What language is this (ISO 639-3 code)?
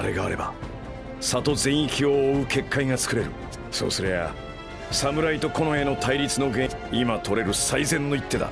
jpn